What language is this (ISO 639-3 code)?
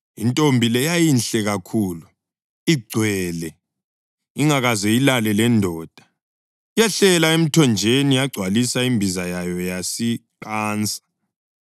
nde